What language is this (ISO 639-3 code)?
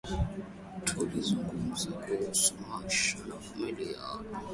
swa